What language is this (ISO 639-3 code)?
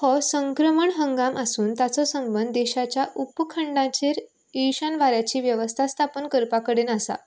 kok